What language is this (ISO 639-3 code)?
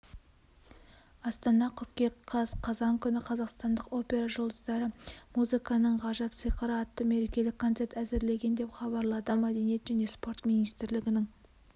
kaz